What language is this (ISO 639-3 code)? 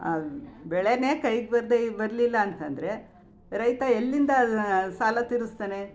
kan